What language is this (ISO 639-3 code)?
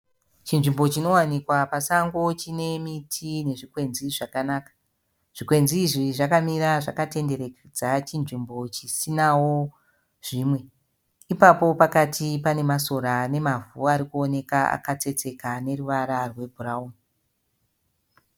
sna